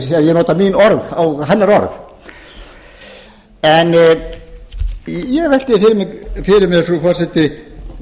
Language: Icelandic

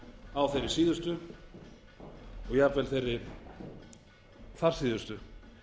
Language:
Icelandic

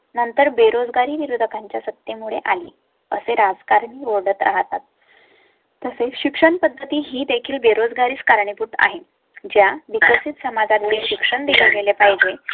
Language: Marathi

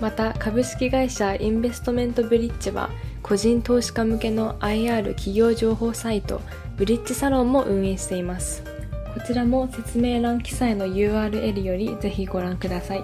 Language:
Japanese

